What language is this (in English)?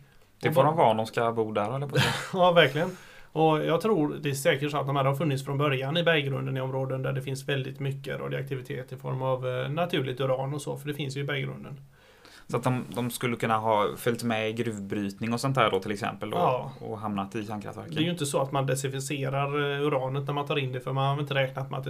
Swedish